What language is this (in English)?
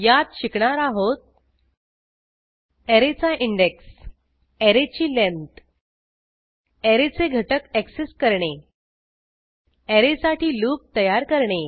Marathi